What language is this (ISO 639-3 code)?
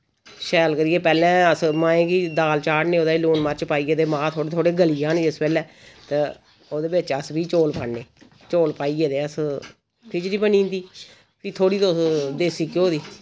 doi